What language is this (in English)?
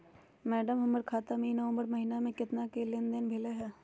Magahi